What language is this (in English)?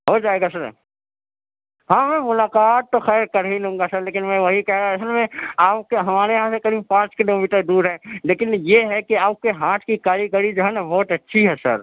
Urdu